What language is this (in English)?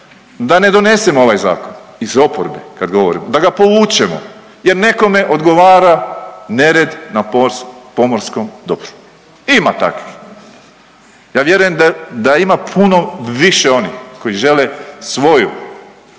Croatian